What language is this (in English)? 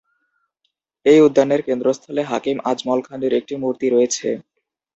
Bangla